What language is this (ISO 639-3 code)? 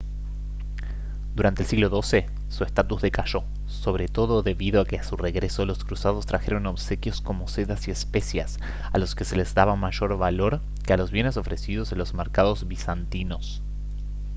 spa